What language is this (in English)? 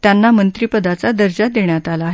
Marathi